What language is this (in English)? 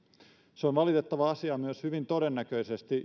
Finnish